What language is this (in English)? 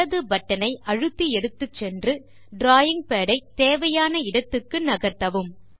Tamil